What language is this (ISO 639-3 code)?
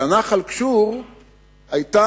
heb